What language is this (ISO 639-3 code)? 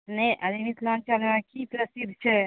mai